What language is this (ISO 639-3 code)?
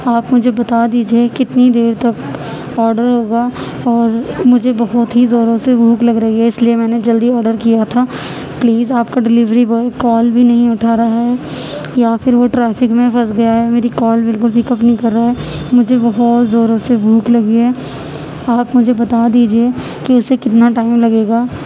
urd